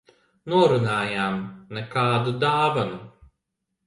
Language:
Latvian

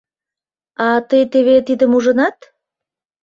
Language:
Mari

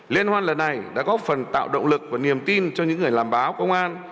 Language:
Vietnamese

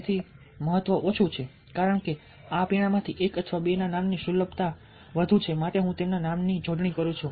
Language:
Gujarati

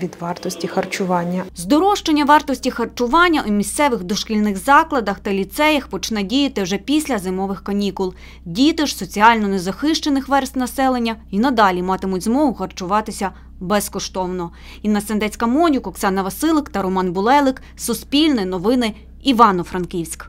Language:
Ukrainian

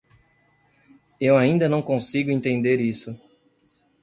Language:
Portuguese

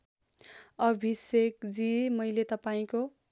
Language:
Nepali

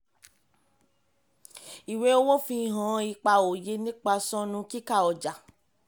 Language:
Yoruba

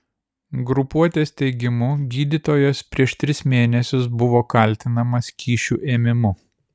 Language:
Lithuanian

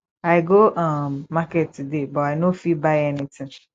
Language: Nigerian Pidgin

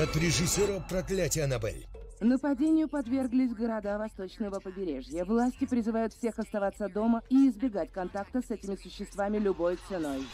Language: Russian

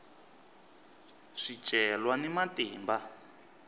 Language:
Tsonga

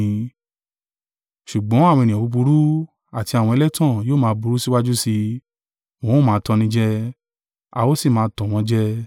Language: Yoruba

